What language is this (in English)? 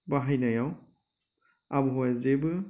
Bodo